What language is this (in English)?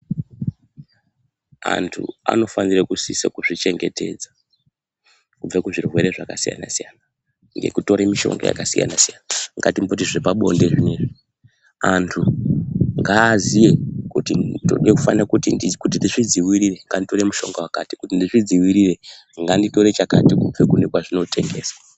Ndau